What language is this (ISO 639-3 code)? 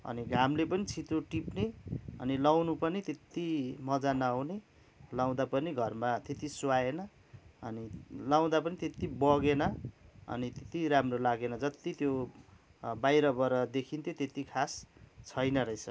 nep